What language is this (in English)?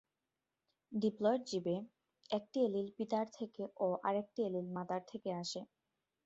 Bangla